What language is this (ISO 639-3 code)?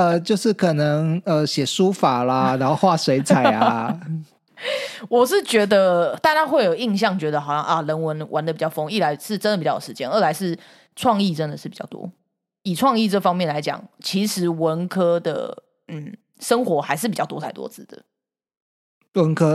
zho